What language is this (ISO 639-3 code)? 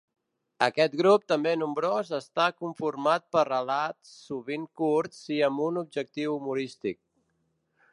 cat